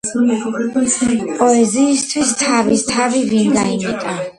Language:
Georgian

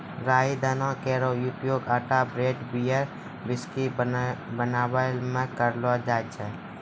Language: Maithili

